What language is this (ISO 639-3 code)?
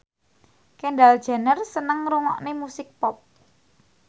jav